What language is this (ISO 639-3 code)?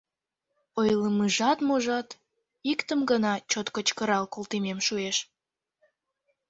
chm